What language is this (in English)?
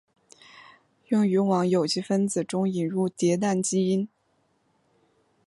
Chinese